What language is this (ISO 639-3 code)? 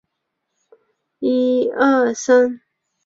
zho